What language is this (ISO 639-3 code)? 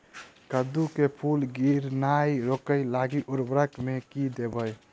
mai